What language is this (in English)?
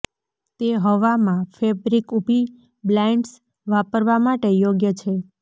Gujarati